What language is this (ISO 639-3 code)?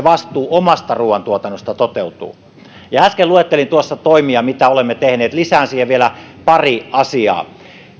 fin